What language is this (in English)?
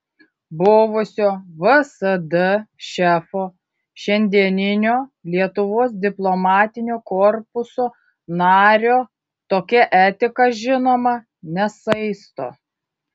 Lithuanian